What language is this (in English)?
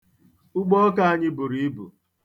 Igbo